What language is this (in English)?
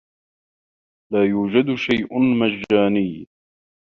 Arabic